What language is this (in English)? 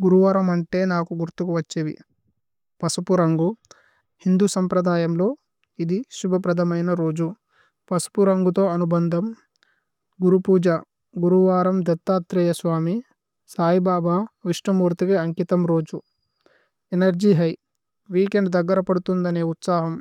Tulu